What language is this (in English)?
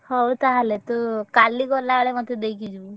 Odia